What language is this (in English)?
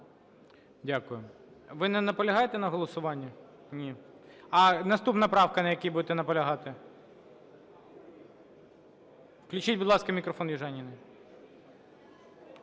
Ukrainian